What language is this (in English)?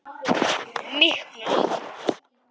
Icelandic